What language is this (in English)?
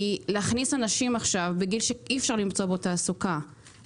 Hebrew